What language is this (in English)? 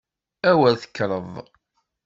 Kabyle